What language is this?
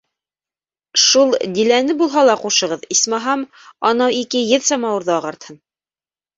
Bashkir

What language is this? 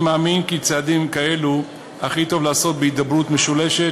Hebrew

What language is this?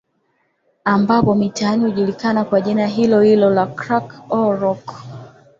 Swahili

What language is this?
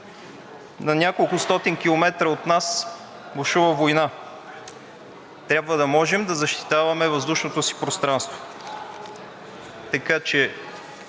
Bulgarian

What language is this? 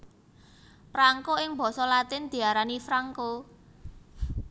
Javanese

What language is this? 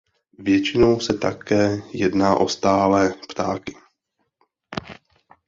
Czech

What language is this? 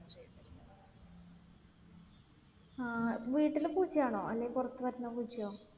Malayalam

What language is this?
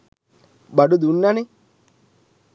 Sinhala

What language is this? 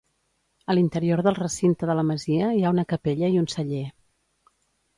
Catalan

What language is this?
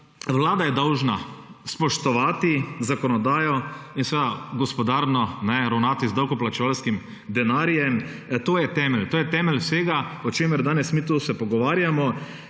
Slovenian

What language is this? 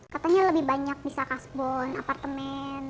Indonesian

